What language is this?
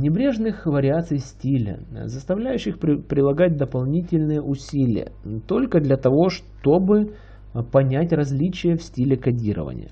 Russian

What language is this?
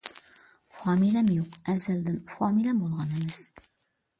Uyghur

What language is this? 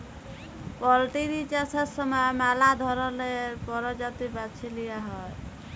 Bangla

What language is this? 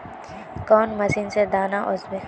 Magahi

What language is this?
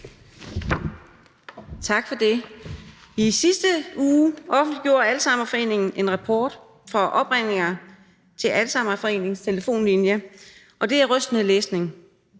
Danish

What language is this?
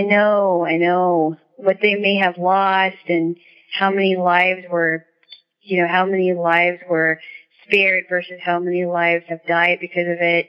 English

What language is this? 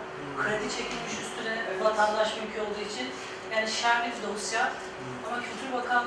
Turkish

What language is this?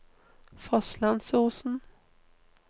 Norwegian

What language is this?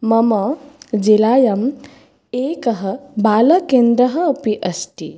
Sanskrit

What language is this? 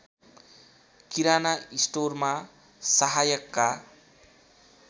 Nepali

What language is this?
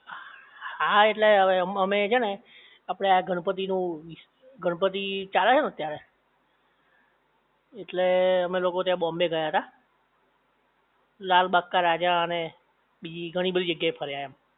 Gujarati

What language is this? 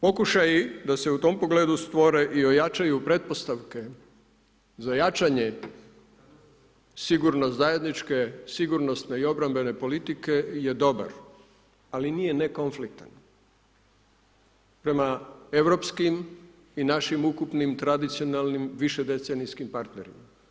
Croatian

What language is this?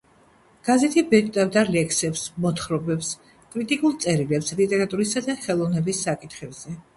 Georgian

